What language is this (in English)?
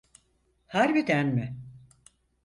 Turkish